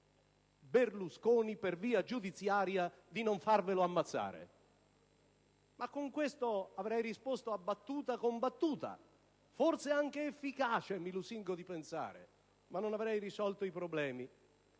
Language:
Italian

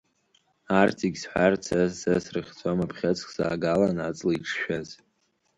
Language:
Abkhazian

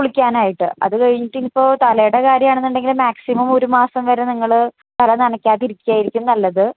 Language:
Malayalam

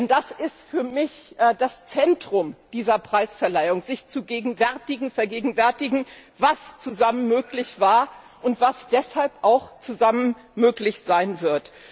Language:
German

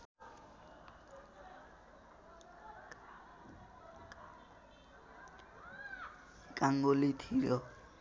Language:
Nepali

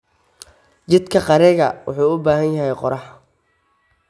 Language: Somali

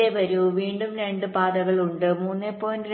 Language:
Malayalam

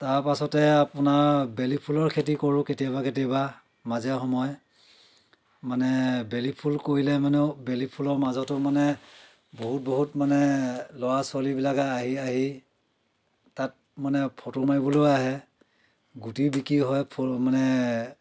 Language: Assamese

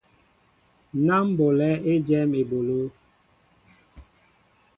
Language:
Mbo (Cameroon)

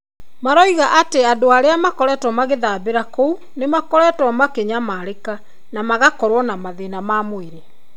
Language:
Kikuyu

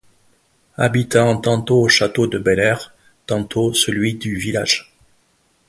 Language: French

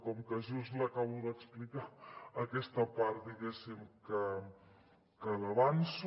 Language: Catalan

